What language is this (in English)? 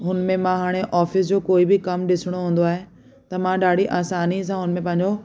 Sindhi